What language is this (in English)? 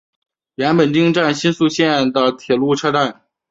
Chinese